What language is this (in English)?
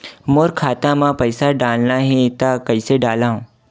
Chhattisgarhi